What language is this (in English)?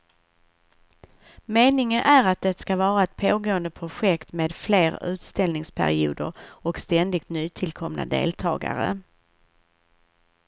Swedish